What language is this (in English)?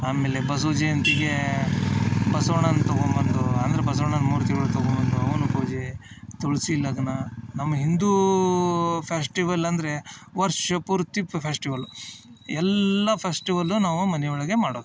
Kannada